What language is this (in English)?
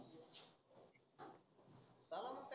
Marathi